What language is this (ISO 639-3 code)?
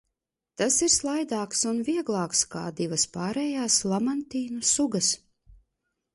lav